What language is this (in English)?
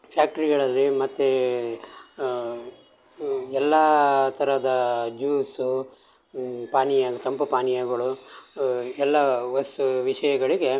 Kannada